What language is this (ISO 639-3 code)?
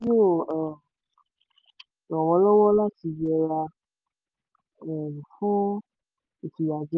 yor